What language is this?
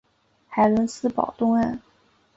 Chinese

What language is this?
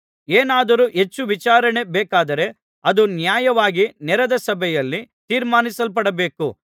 Kannada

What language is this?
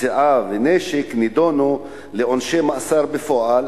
Hebrew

